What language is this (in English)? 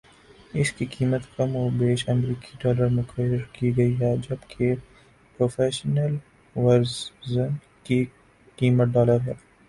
Urdu